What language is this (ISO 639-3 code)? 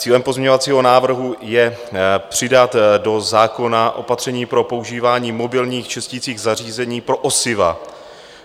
ces